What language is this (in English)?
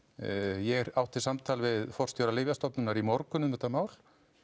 Icelandic